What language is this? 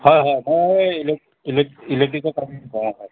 Assamese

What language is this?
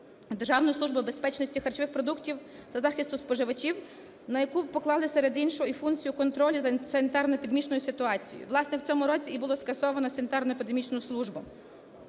Ukrainian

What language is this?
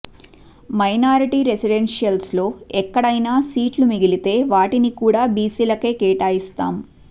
Telugu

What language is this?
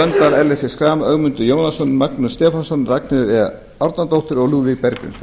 Icelandic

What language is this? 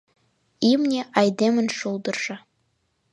Mari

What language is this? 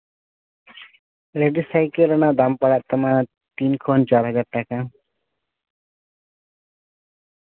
Santali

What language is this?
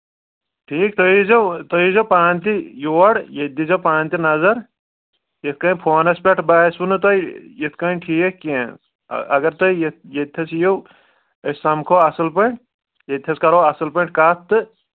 Kashmiri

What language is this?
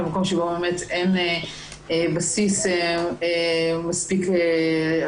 Hebrew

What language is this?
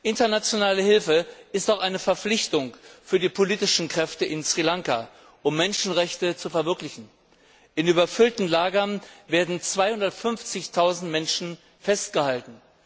German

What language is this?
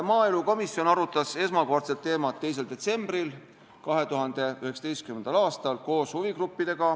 Estonian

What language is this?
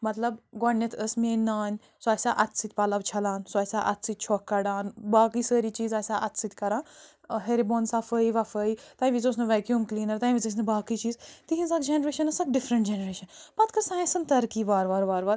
Kashmiri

